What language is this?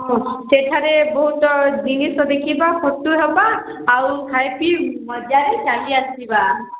Odia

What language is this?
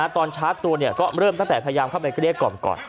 Thai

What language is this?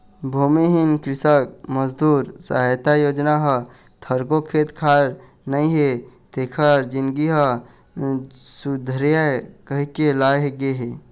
Chhattisgarhi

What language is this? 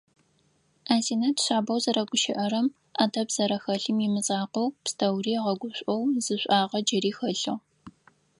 Adyghe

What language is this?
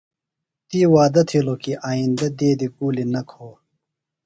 Phalura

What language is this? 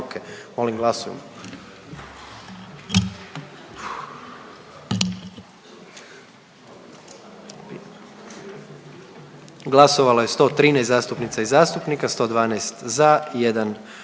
Croatian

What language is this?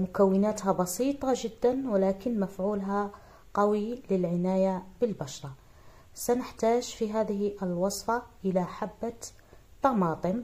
Arabic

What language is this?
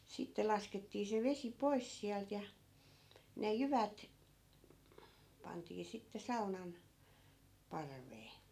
Finnish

